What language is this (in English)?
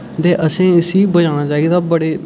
Dogri